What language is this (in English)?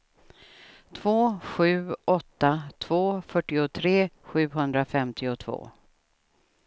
Swedish